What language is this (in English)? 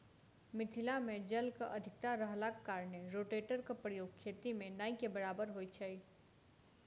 Maithili